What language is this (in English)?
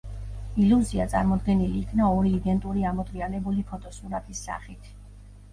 Georgian